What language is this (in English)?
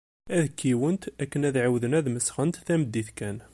Kabyle